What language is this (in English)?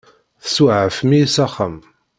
Kabyle